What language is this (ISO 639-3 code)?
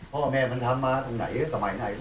tha